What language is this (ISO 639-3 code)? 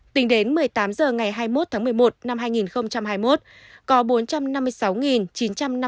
vie